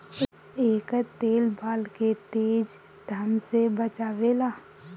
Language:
Bhojpuri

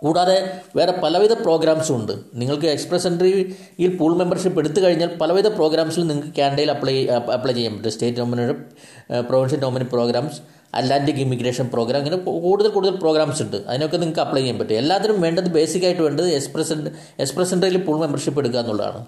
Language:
Malayalam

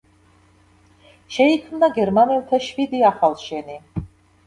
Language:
Georgian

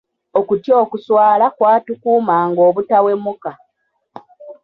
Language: Ganda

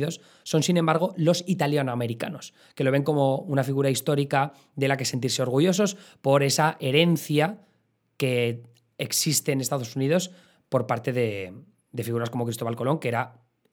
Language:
Spanish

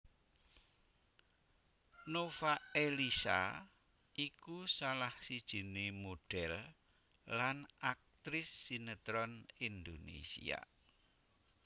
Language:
Javanese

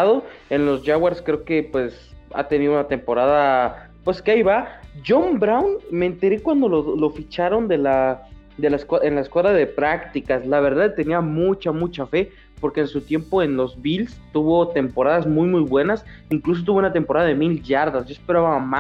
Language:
Spanish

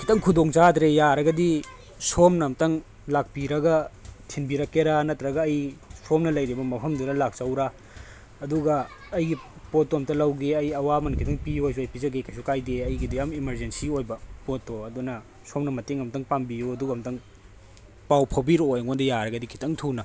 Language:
Manipuri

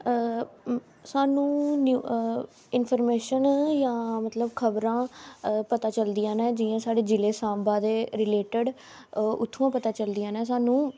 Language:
Dogri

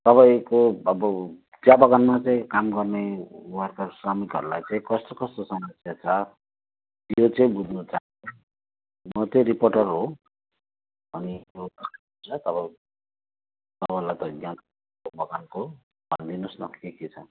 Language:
Nepali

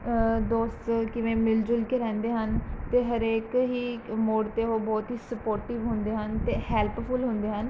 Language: Punjabi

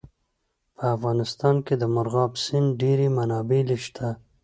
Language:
Pashto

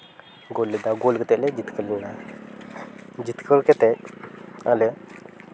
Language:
Santali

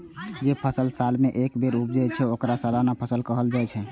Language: Maithili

